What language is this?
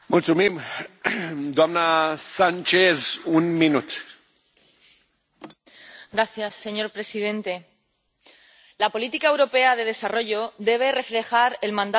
Spanish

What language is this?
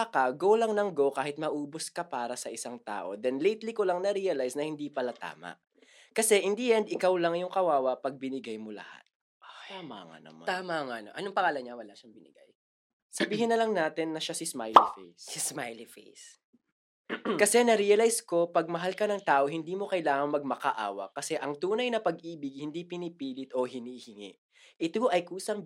Filipino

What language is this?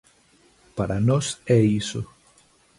Galician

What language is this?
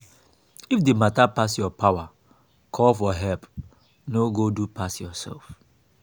Nigerian Pidgin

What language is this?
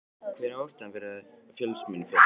Icelandic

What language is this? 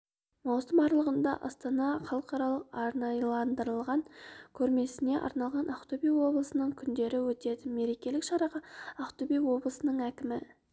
Kazakh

